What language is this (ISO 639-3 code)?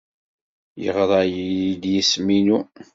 kab